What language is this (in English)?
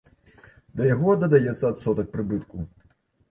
Belarusian